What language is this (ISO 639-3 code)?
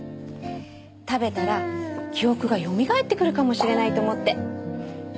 jpn